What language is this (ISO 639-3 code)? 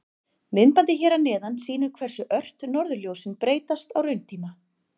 isl